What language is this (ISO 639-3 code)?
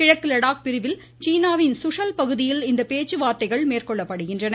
tam